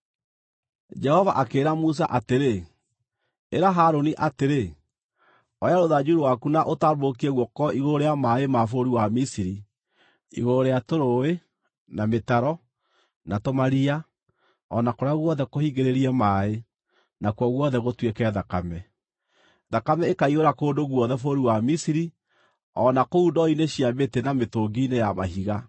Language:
Kikuyu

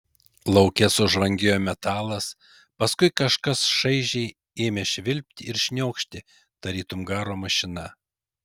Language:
Lithuanian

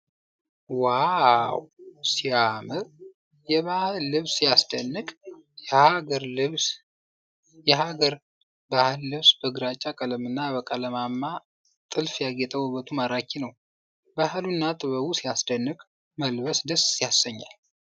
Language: Amharic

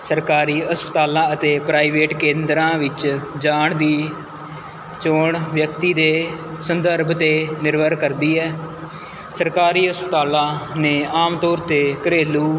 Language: Punjabi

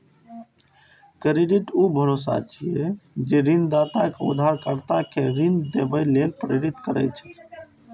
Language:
Maithili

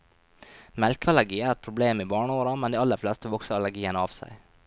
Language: Norwegian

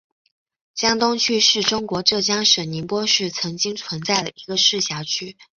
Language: Chinese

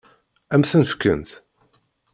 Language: Kabyle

